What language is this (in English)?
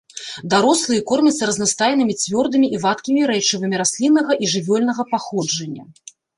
Belarusian